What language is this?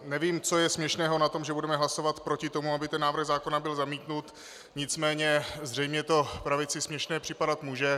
Czech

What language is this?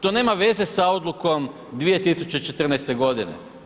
Croatian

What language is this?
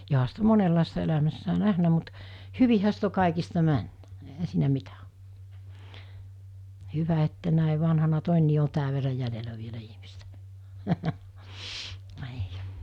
Finnish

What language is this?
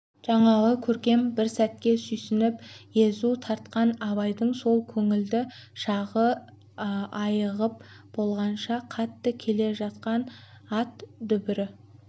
Kazakh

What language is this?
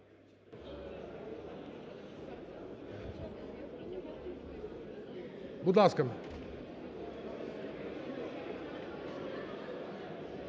Ukrainian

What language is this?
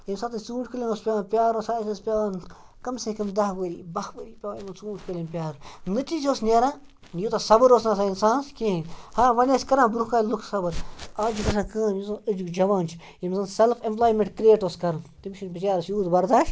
Kashmiri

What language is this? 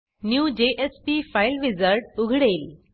Marathi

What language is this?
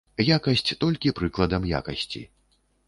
Belarusian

